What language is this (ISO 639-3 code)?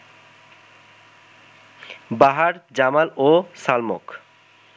ben